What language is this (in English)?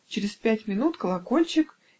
Russian